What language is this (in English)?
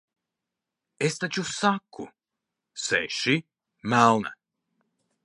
Latvian